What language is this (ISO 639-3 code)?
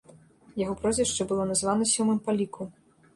bel